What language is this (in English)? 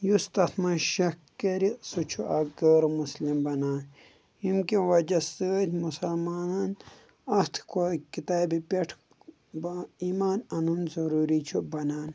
Kashmiri